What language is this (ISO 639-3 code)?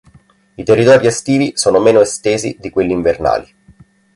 ita